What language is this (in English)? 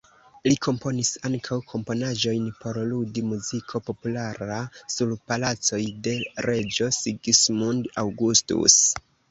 Esperanto